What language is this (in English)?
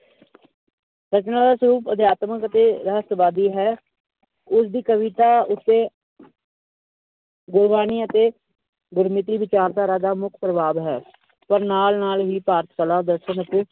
Punjabi